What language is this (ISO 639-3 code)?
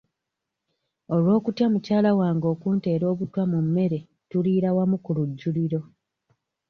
lug